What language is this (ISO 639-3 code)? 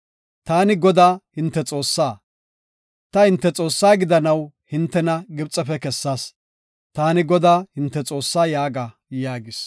gof